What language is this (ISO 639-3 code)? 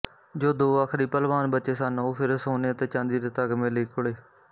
pan